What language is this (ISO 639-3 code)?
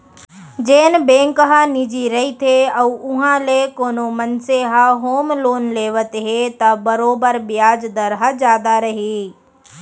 hne